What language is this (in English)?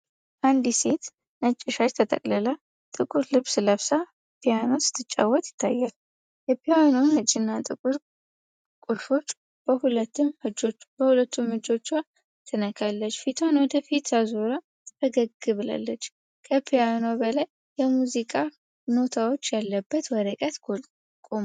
Amharic